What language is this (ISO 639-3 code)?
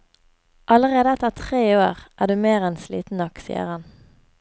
nor